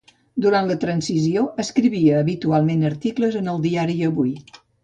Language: Catalan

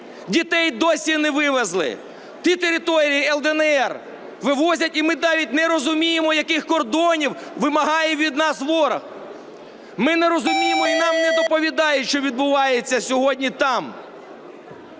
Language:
Ukrainian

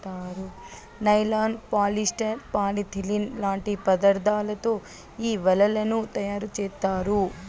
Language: Telugu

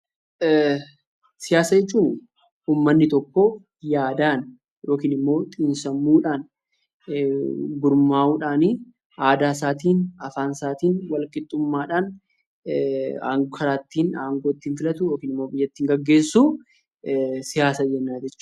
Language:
Oromo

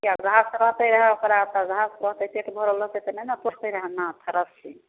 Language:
Maithili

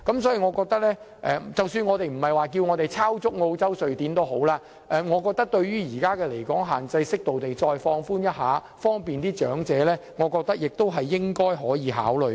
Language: Cantonese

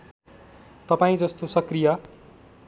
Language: Nepali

